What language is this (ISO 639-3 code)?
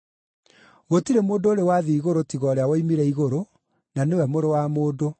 kik